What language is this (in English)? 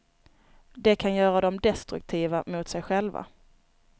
Swedish